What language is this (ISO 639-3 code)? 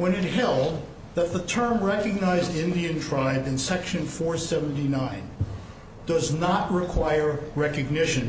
eng